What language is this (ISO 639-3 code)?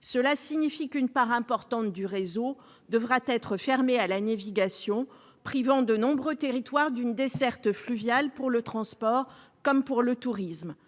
fra